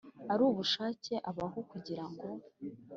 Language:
Kinyarwanda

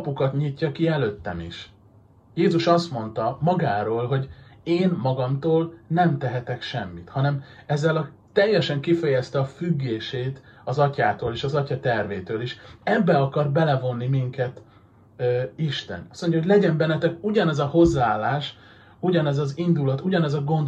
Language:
Hungarian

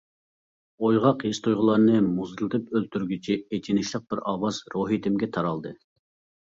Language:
Uyghur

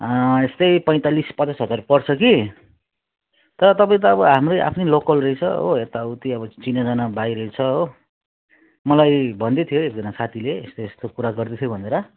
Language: Nepali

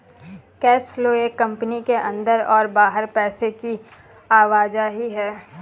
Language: Hindi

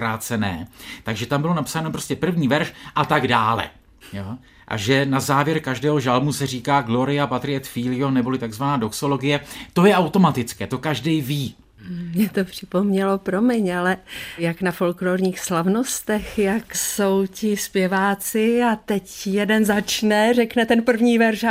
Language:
Czech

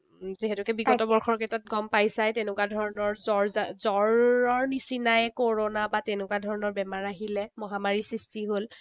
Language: Assamese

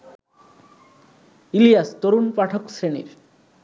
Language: Bangla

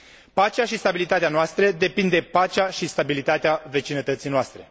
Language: Romanian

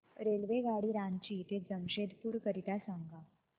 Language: Marathi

